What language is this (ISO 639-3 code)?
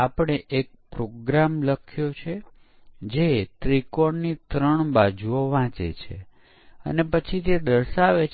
guj